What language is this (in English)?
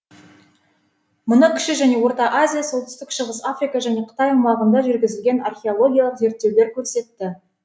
Kazakh